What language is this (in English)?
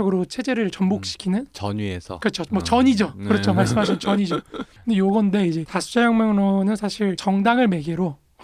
Korean